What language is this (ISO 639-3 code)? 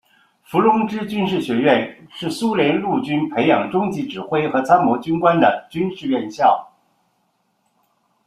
zho